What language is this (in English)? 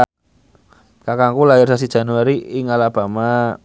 Javanese